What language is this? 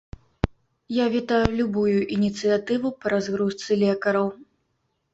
Belarusian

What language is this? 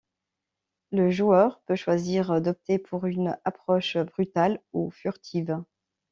French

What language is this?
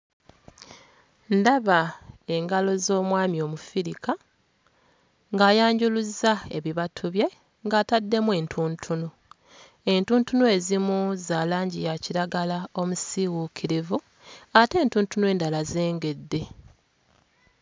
Ganda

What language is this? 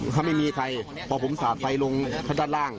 Thai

